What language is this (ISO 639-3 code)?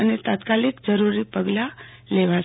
guj